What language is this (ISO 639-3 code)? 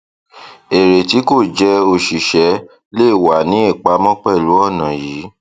yor